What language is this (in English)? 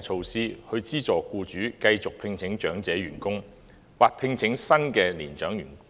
Cantonese